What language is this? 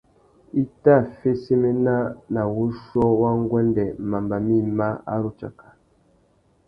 Tuki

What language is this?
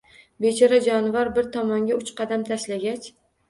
Uzbek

